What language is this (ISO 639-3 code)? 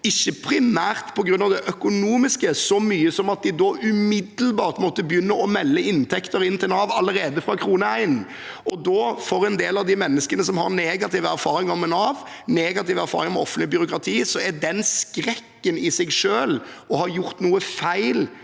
nor